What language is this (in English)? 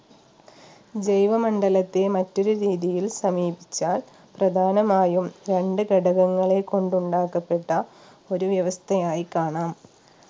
Malayalam